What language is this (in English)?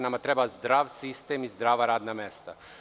Serbian